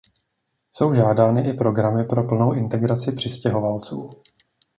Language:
Czech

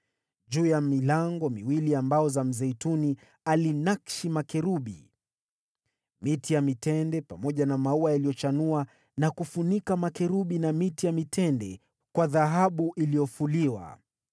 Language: Swahili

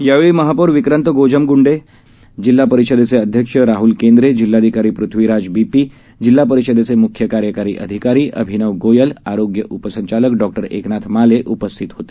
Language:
Marathi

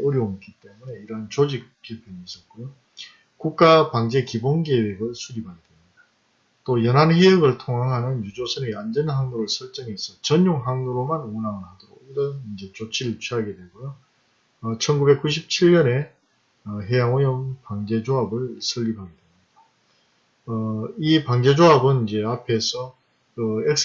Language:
Korean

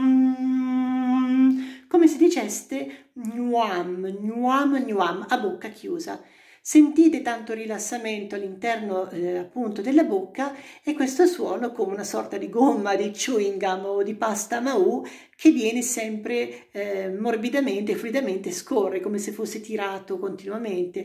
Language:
Italian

